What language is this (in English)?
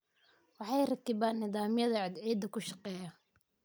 Somali